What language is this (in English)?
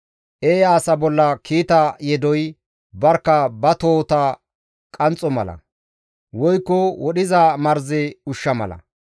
Gamo